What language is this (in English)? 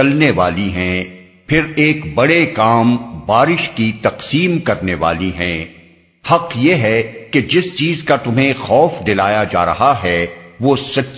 Urdu